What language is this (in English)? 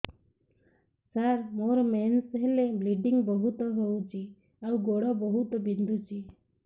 Odia